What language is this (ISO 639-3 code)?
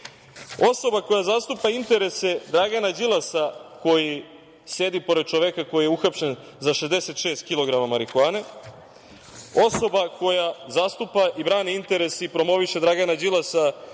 srp